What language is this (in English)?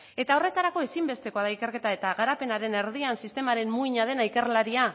Basque